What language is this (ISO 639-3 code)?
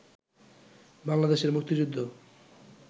ben